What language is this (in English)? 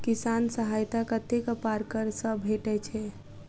Maithili